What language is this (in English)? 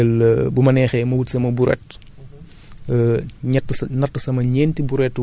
Wolof